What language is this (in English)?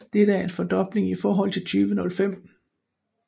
Danish